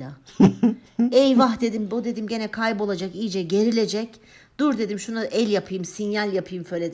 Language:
Turkish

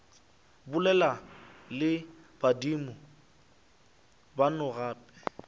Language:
Northern Sotho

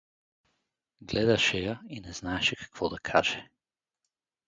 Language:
Bulgarian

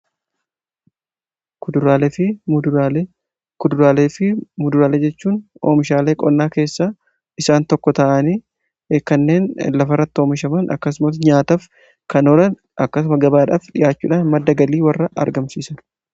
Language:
Oromo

